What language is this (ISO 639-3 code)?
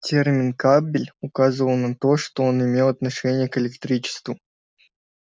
rus